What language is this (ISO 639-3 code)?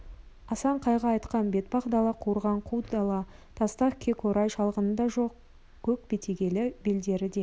kaz